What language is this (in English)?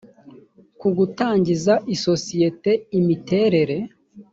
Kinyarwanda